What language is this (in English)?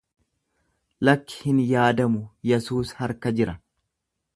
Oromo